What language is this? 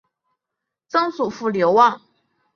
Chinese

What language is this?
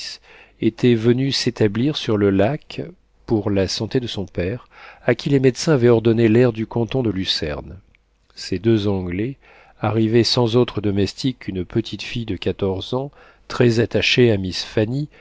French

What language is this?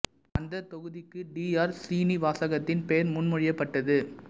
Tamil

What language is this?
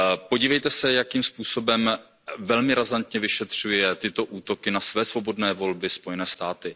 Czech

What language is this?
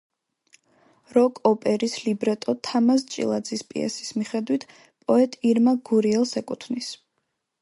Georgian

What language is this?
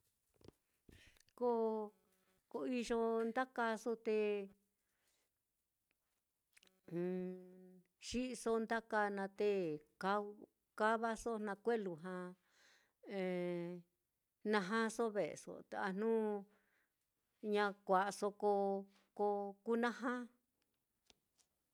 Mitlatongo Mixtec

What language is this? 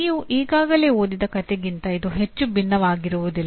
Kannada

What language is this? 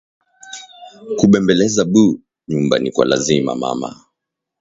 Swahili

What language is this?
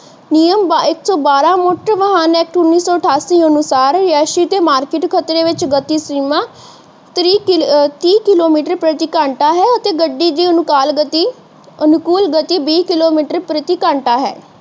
Punjabi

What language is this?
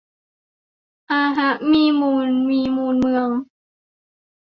Thai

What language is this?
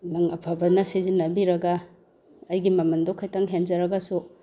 Manipuri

